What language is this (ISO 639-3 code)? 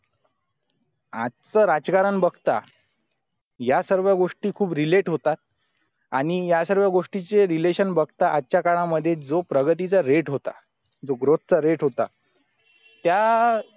mar